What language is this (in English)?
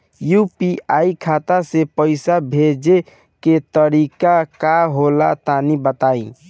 Bhojpuri